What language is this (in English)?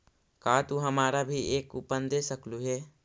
Magahi